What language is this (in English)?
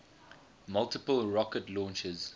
English